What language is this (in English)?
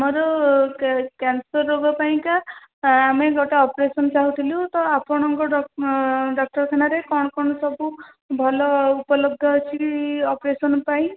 Odia